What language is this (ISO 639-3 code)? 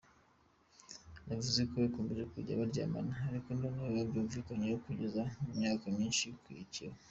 kin